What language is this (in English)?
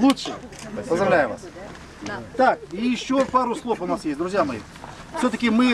Russian